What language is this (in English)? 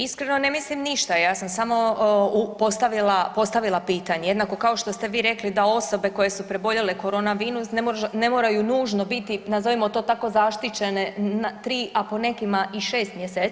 Croatian